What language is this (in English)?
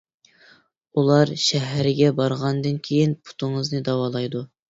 Uyghur